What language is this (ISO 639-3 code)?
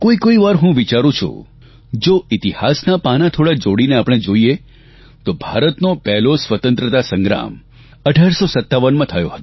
guj